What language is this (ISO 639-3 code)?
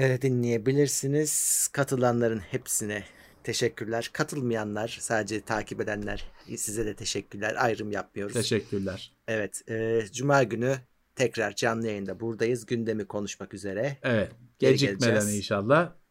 tur